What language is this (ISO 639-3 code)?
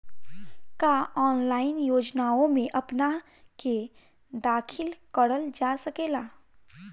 bho